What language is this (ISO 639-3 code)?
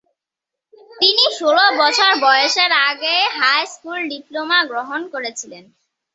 ben